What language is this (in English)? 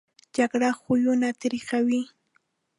Pashto